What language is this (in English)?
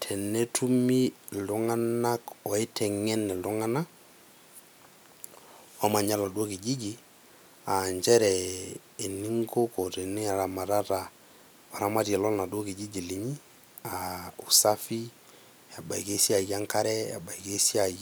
Masai